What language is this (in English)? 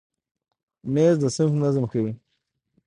Pashto